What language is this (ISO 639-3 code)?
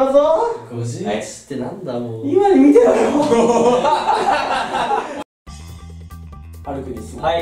jpn